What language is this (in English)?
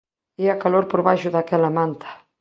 Galician